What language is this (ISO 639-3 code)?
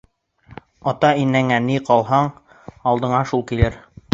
bak